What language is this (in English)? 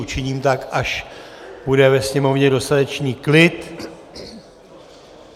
Czech